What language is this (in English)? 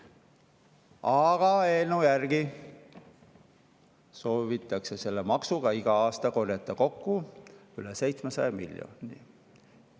Estonian